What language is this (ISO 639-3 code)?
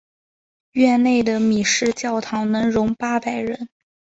zho